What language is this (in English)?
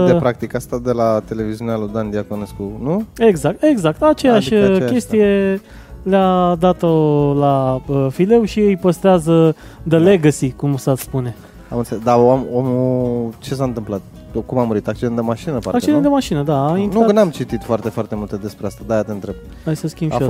Romanian